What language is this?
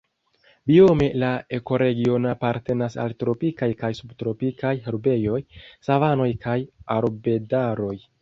Esperanto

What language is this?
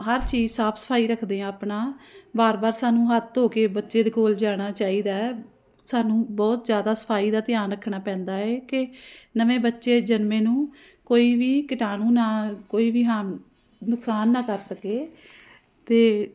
Punjabi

